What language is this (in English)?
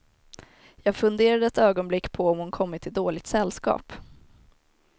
Swedish